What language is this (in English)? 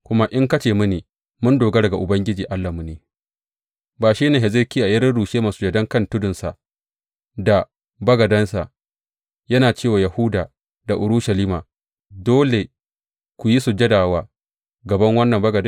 Hausa